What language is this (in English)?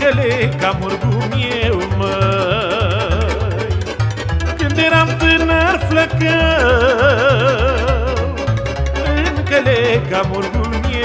Romanian